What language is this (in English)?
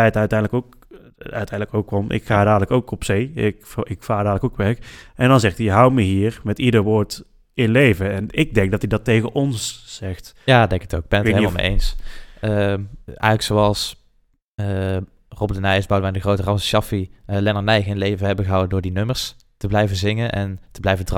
Dutch